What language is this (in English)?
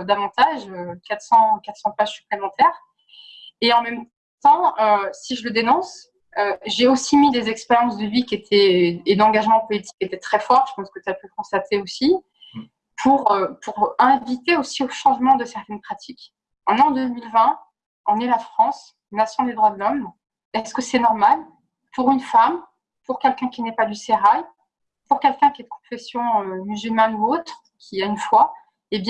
French